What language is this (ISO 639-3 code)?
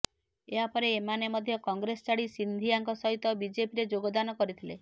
ori